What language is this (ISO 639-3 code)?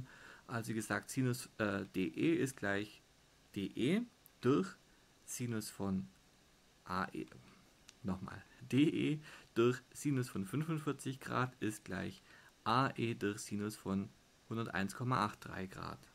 deu